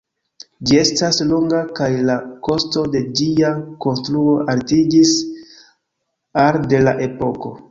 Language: Esperanto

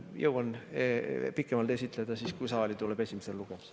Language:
Estonian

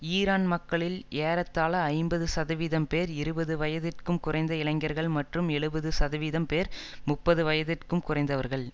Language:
Tamil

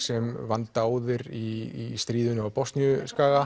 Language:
Icelandic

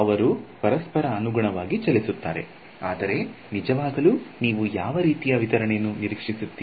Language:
Kannada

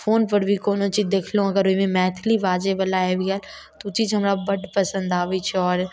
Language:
Maithili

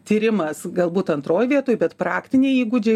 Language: Lithuanian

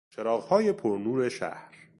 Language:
Persian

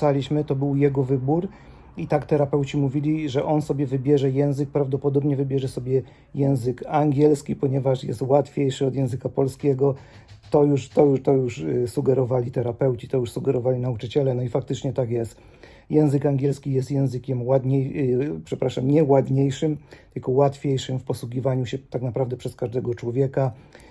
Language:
Polish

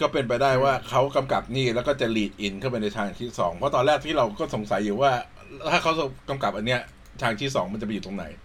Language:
Thai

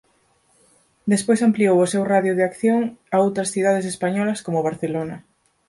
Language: Galician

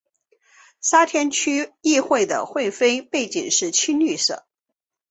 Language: Chinese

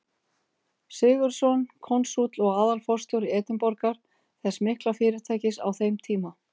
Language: Icelandic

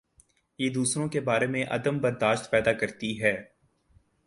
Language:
Urdu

